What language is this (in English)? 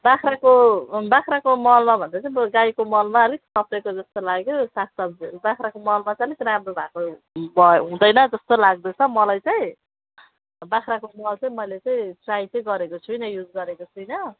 Nepali